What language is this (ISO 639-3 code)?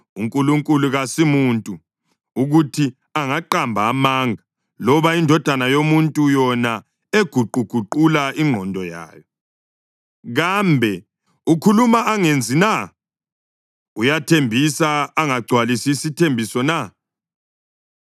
nde